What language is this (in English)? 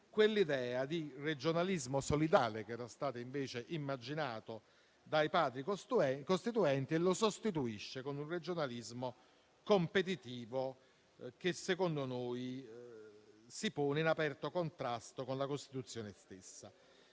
Italian